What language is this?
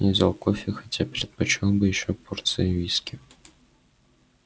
Russian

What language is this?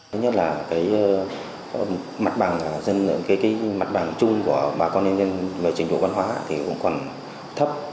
Vietnamese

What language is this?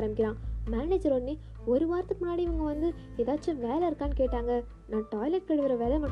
Tamil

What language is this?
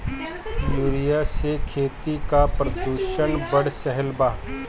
Bhojpuri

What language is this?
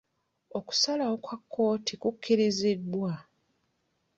Ganda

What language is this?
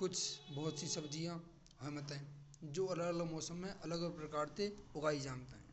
Braj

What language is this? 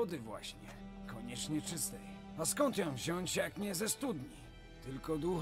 Polish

